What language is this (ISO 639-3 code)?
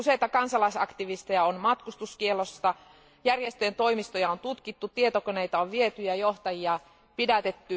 fin